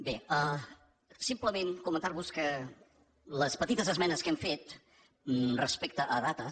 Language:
Catalan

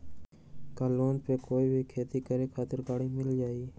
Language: Magahi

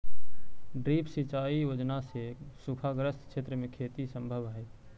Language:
Magahi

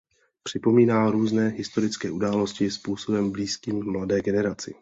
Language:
Czech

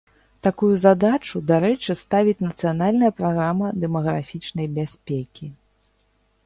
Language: Belarusian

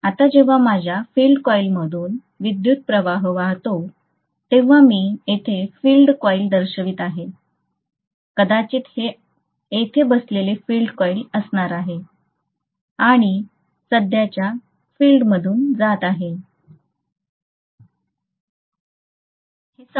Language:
Marathi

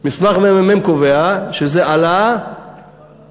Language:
Hebrew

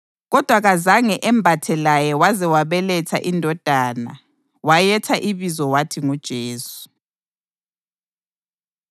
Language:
North Ndebele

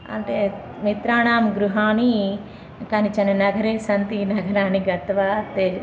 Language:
Sanskrit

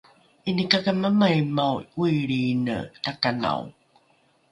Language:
Rukai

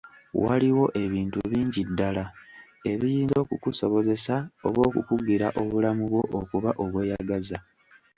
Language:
Ganda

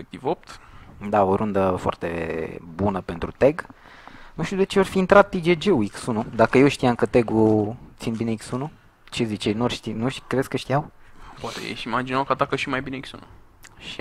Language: Romanian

